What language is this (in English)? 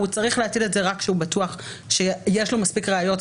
Hebrew